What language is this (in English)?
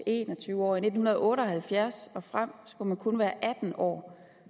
Danish